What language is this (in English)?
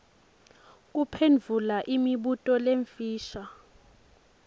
Swati